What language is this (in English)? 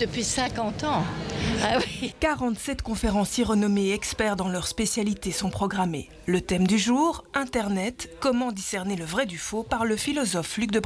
French